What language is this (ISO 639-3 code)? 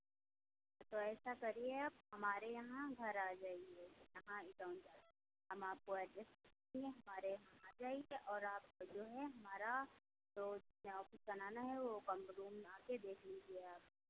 hin